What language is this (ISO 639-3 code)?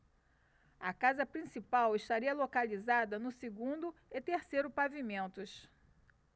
por